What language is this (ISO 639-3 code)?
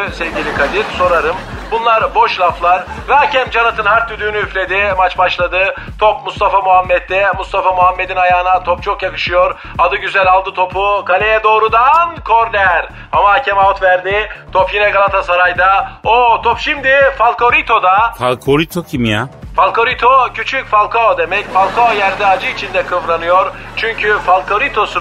tur